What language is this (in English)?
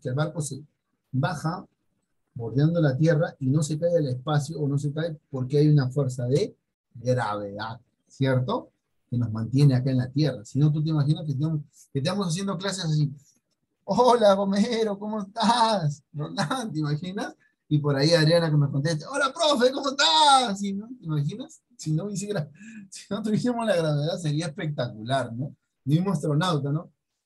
Spanish